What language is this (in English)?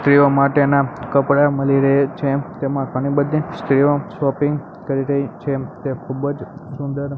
Gujarati